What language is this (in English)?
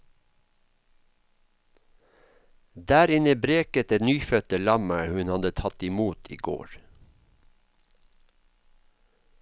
Norwegian